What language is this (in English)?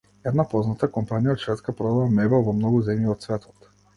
Macedonian